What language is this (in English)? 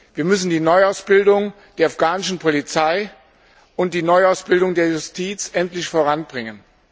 German